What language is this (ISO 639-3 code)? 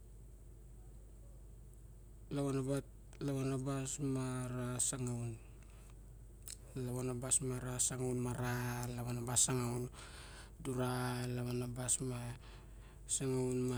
bjk